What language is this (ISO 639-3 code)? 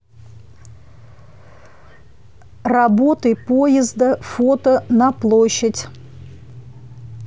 rus